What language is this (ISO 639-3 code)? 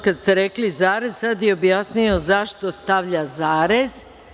srp